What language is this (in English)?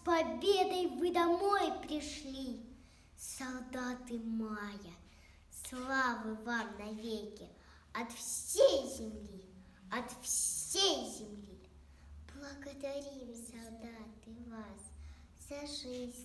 Russian